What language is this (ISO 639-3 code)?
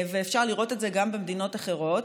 heb